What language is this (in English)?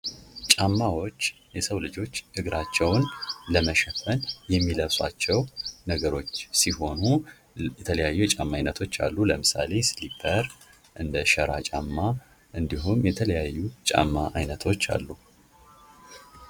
Amharic